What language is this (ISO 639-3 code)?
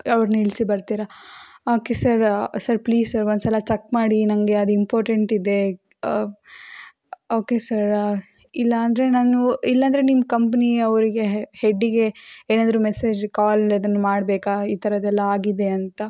kan